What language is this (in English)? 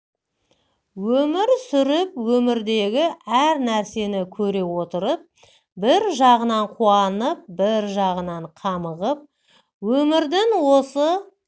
Kazakh